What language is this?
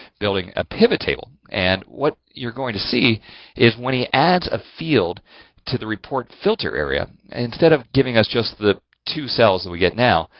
English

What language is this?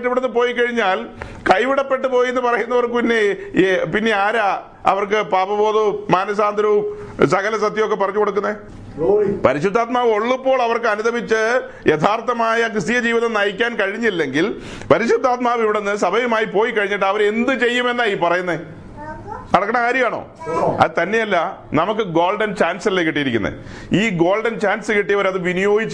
Malayalam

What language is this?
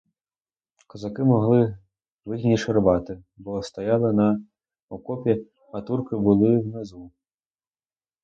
Ukrainian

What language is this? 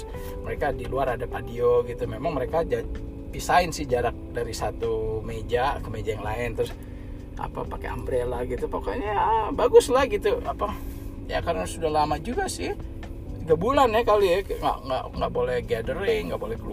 Indonesian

